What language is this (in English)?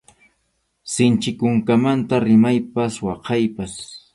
Arequipa-La Unión Quechua